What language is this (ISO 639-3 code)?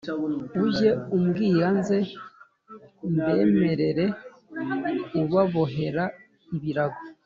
kin